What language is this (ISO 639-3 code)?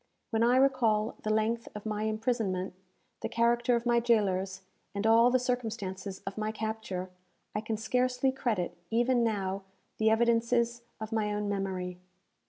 eng